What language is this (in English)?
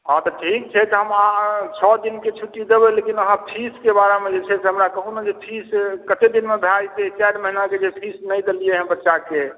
Maithili